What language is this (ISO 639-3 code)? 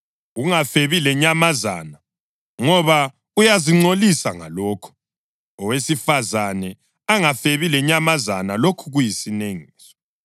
nde